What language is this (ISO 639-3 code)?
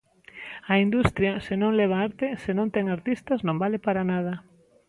glg